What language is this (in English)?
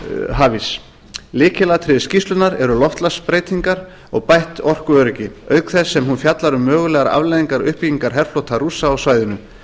Icelandic